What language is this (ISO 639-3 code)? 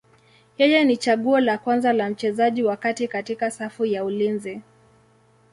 swa